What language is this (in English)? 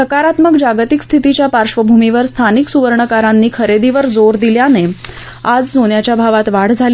Marathi